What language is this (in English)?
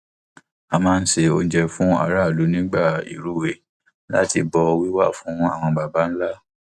Yoruba